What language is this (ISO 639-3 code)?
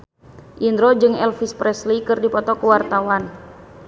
sun